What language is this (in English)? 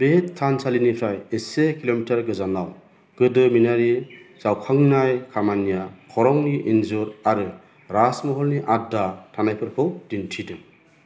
Bodo